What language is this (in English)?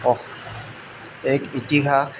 Assamese